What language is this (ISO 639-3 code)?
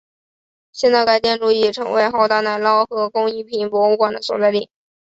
zho